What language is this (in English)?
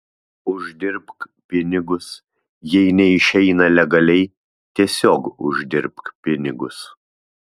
Lithuanian